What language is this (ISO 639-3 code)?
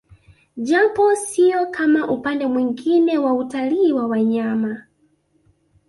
swa